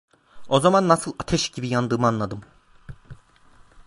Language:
Turkish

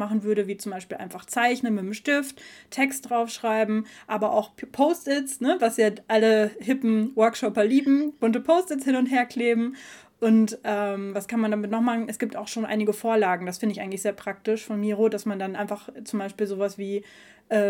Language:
German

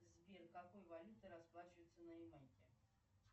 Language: Russian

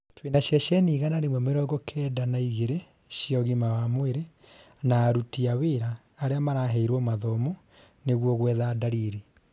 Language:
Kikuyu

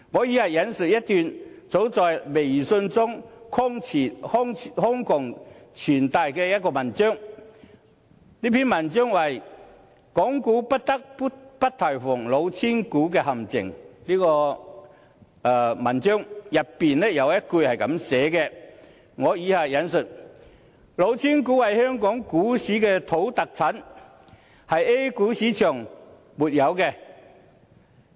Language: Cantonese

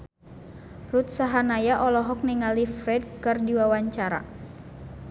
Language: Sundanese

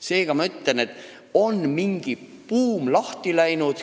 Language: Estonian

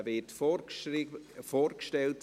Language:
Swiss German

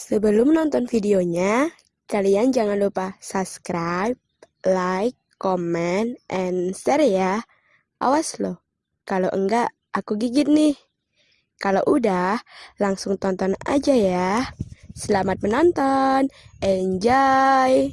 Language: Indonesian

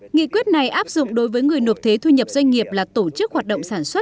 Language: Vietnamese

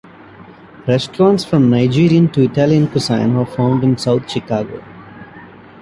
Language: English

